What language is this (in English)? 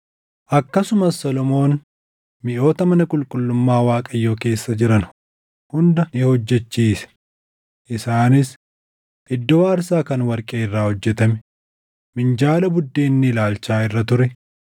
Oromo